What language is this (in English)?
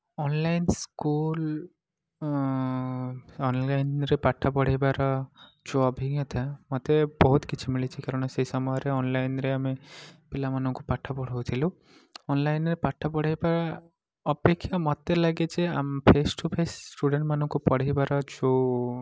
Odia